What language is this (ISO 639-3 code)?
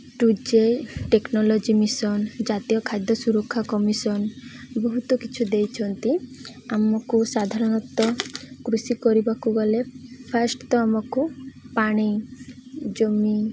ori